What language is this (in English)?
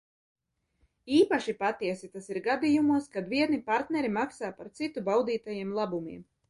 Latvian